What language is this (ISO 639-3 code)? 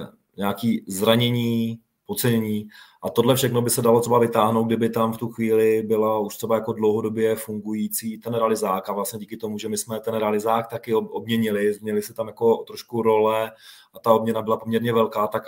ces